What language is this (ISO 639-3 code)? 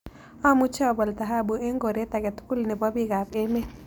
kln